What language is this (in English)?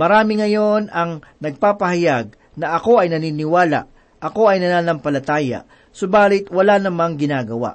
Filipino